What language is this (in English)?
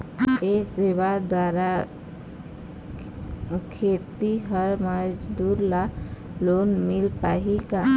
Chhattisgarhi